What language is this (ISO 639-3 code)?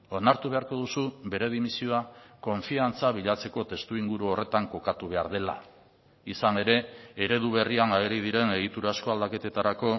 eus